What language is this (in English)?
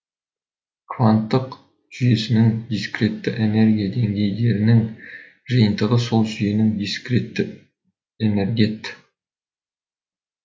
Kazakh